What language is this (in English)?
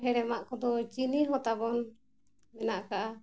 Santali